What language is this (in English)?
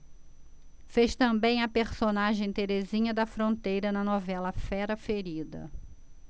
Portuguese